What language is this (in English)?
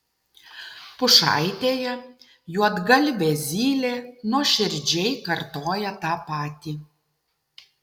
Lithuanian